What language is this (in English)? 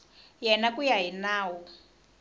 Tsonga